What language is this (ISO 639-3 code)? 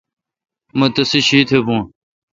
xka